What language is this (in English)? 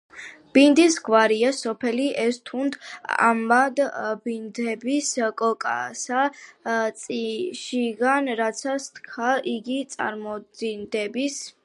Georgian